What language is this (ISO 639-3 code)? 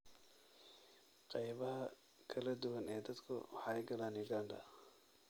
som